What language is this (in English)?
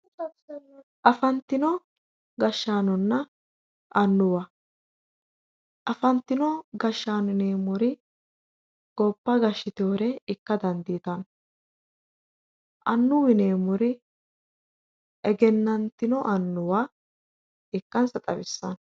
Sidamo